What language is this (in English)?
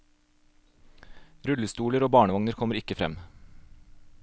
Norwegian